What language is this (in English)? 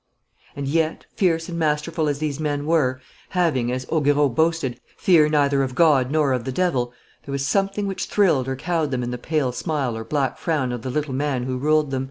English